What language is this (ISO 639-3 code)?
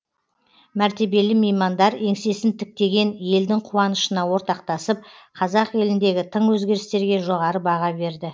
kaz